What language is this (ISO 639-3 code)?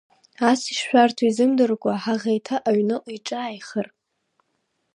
abk